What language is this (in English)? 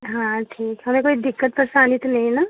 Hindi